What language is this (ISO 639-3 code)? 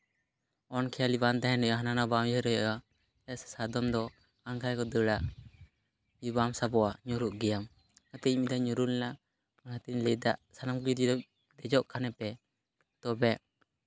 sat